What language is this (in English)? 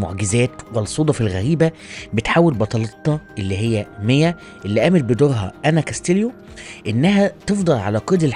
Arabic